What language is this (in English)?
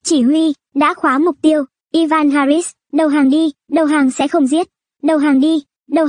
Vietnamese